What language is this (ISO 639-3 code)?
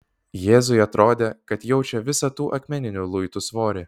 lit